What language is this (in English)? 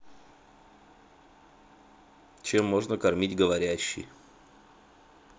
Russian